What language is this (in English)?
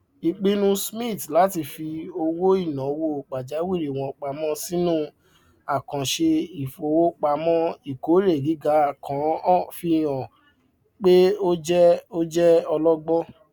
Yoruba